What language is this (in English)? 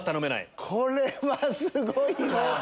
Japanese